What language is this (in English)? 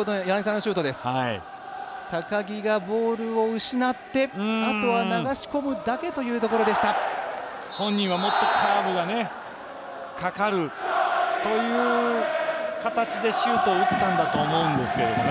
Japanese